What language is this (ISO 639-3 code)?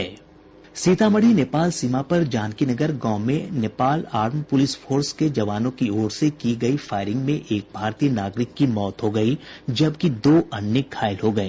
hin